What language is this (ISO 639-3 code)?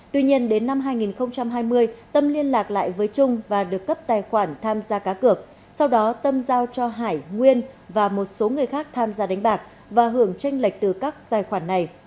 vie